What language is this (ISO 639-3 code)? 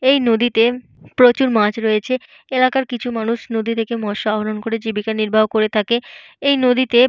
ben